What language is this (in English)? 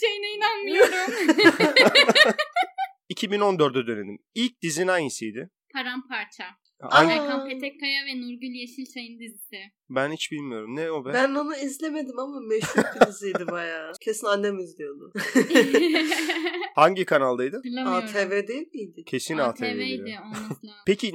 Turkish